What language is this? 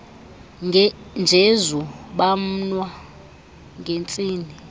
Xhosa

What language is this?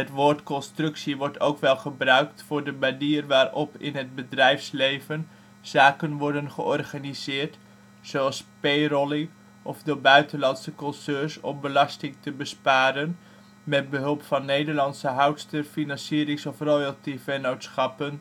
Dutch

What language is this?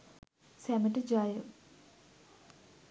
Sinhala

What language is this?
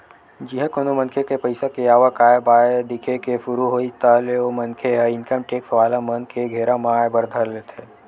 Chhattisgarhi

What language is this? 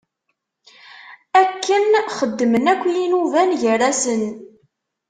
Kabyle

